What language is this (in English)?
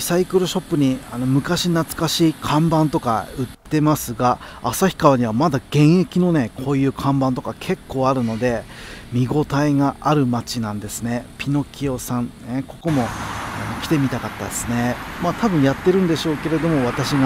Japanese